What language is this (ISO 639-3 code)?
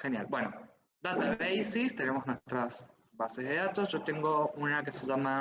spa